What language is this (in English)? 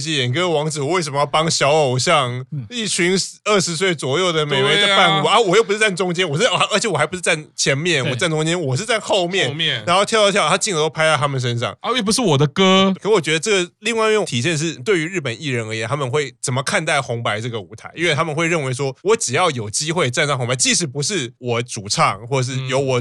Chinese